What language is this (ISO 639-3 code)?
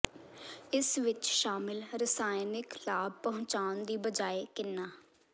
pan